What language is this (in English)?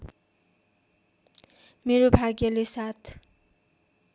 Nepali